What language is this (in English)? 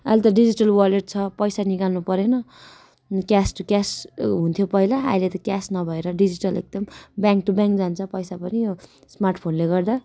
Nepali